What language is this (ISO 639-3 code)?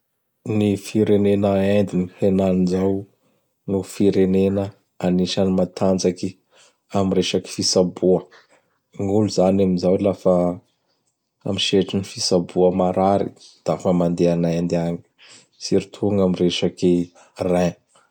bhr